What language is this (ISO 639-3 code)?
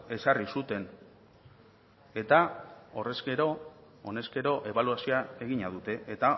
eus